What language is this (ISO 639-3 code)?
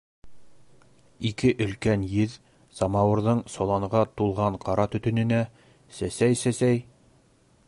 bak